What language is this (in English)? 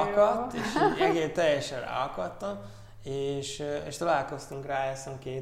Hungarian